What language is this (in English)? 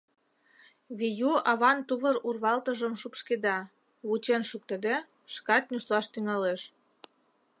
Mari